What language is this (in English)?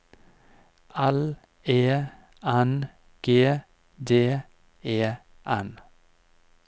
Norwegian